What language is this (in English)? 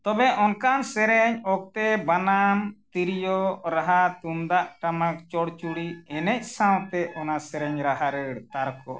Santali